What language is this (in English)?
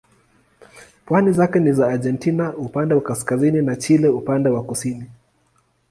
Swahili